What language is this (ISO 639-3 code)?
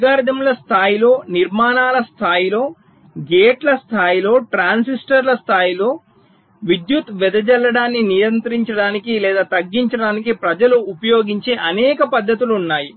tel